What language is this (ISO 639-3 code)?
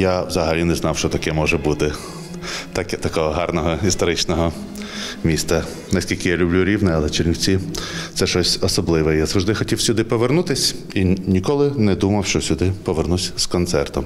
ukr